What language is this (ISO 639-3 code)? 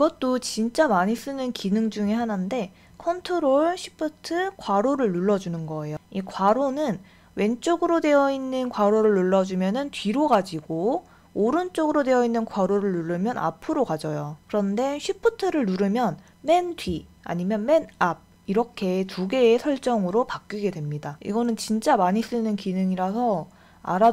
kor